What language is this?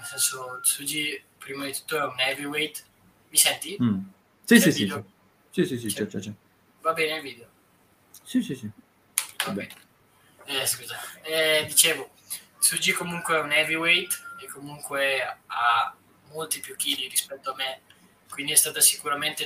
Italian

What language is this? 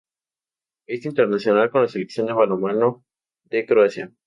Spanish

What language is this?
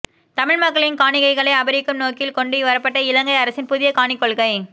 Tamil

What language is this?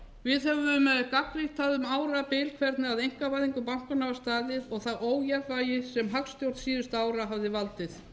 Icelandic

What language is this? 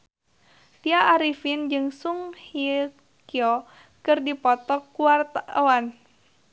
Sundanese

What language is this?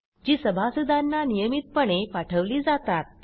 Marathi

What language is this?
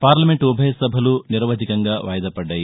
Telugu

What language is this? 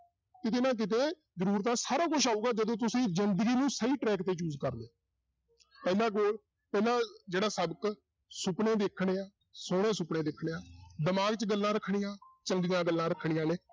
Punjabi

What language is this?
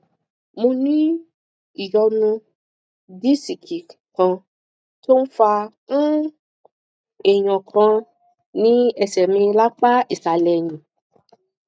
Yoruba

